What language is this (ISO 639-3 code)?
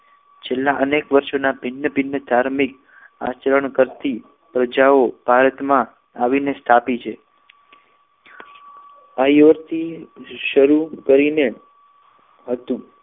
guj